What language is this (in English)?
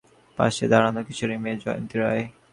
Bangla